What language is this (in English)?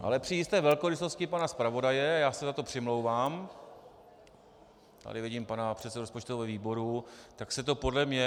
Czech